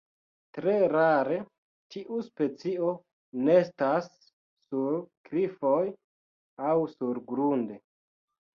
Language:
Esperanto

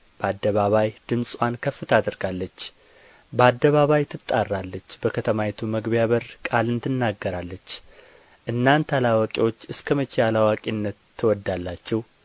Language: Amharic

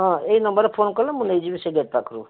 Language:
Odia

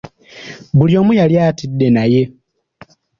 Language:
Ganda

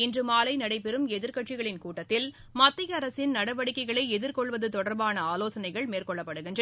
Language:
Tamil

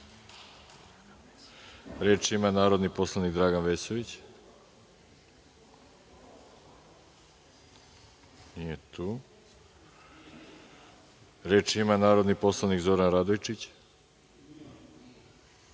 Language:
Serbian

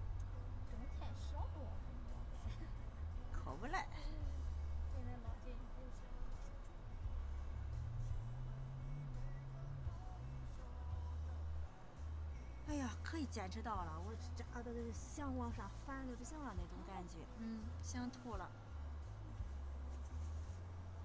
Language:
Chinese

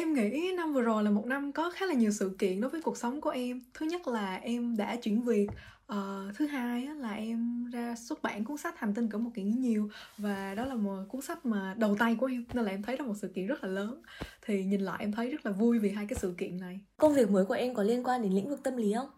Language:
Vietnamese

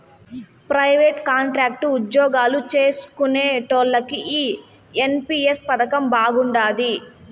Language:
Telugu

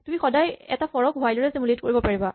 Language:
Assamese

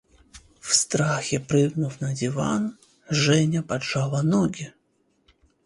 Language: Russian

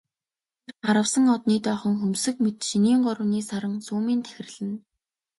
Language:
Mongolian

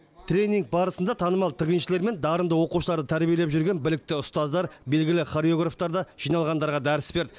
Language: Kazakh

